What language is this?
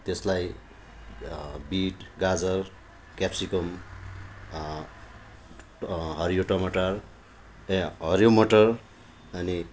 Nepali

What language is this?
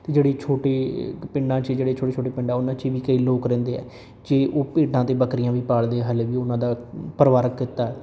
Punjabi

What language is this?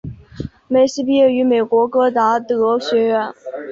Chinese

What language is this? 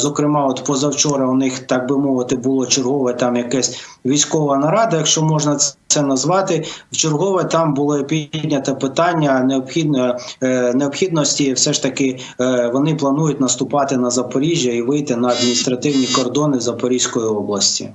Ukrainian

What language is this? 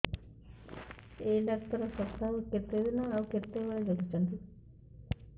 Odia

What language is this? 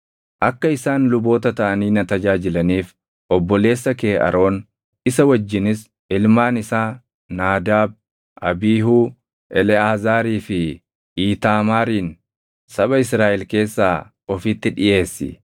Oromo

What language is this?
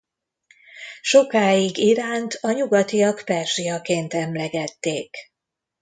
Hungarian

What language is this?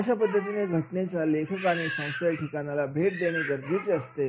Marathi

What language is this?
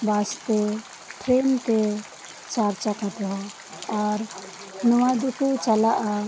Santali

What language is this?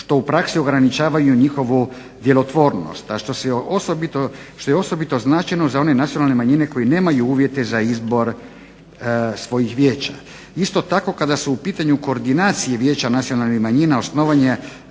Croatian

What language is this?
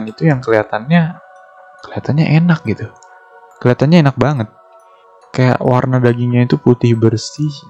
Indonesian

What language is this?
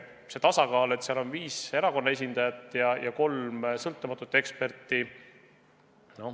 Estonian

